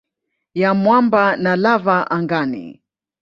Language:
Swahili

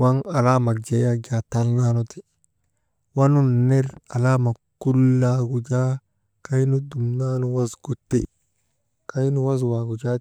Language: Maba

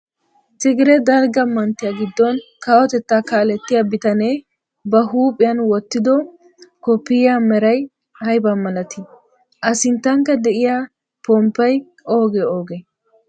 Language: Wolaytta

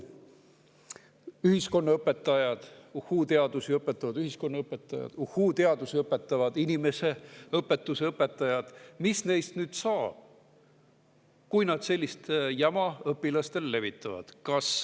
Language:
Estonian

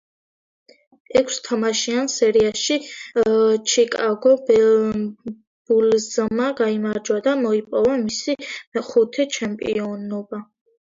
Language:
Georgian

